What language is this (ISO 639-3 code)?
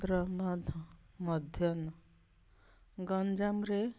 ori